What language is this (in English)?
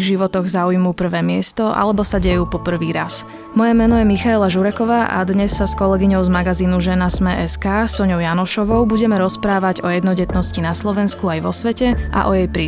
Slovak